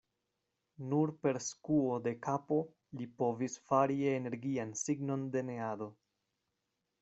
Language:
Esperanto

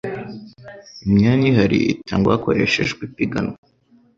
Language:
Kinyarwanda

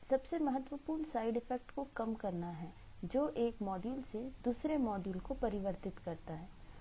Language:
Hindi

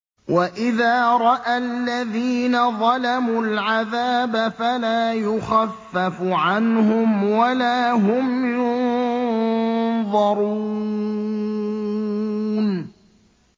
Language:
Arabic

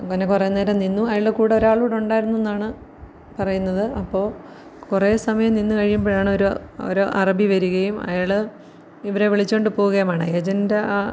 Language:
Malayalam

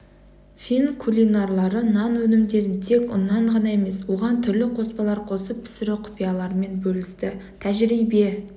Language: Kazakh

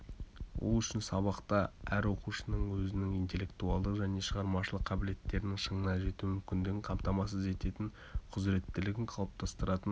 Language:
Kazakh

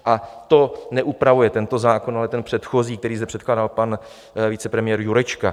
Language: Czech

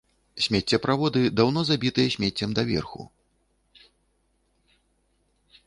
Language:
Belarusian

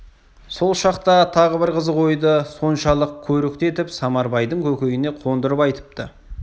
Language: Kazakh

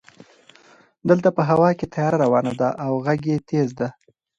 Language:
Pashto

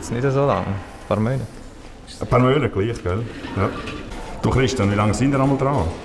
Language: German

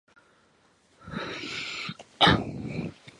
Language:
Chinese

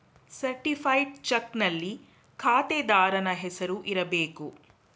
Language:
Kannada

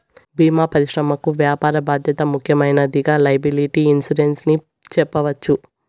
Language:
Telugu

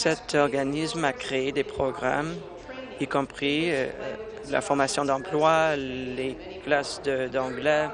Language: French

